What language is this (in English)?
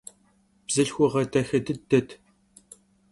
Kabardian